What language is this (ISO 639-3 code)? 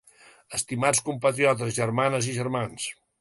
cat